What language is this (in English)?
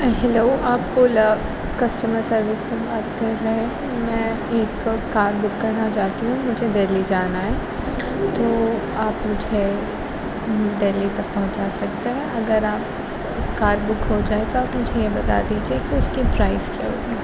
Urdu